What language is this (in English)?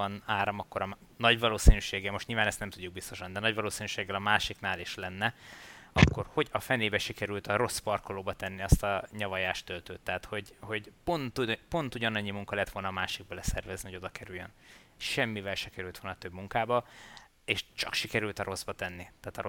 Hungarian